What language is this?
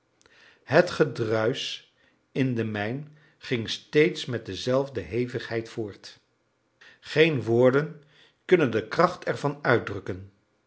Dutch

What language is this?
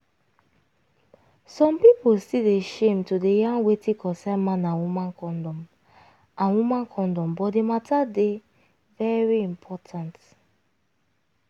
Nigerian Pidgin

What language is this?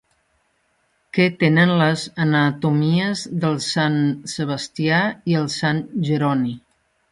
Catalan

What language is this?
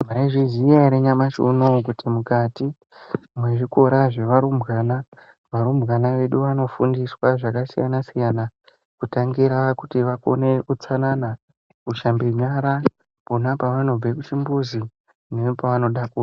Ndau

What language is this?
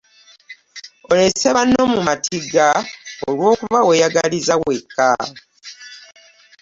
Ganda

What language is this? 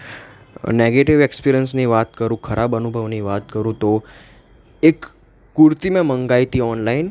Gujarati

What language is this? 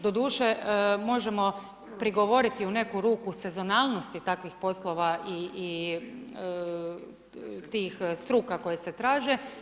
Croatian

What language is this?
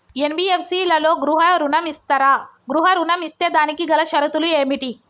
Telugu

